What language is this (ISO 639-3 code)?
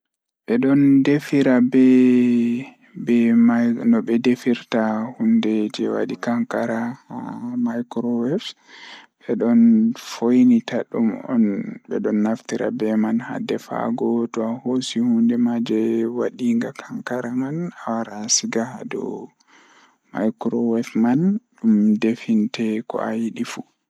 ful